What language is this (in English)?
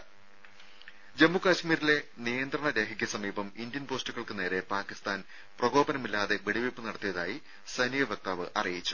Malayalam